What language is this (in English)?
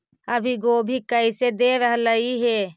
Magahi